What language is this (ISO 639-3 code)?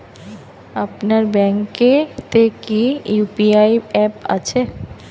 ben